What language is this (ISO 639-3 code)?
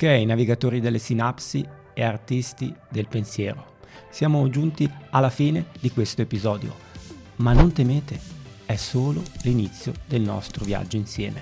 ita